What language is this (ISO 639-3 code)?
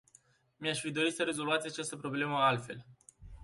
ron